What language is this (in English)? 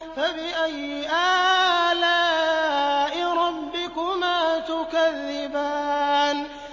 Arabic